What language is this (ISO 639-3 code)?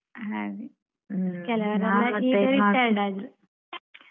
kan